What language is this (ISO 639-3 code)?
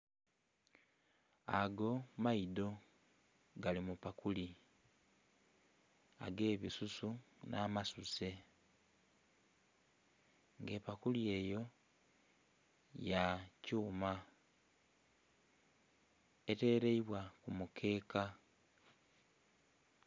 xog